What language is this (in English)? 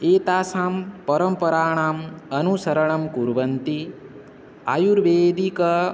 Sanskrit